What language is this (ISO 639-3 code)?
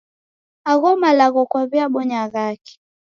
dav